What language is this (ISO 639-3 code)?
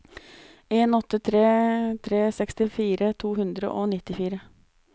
nor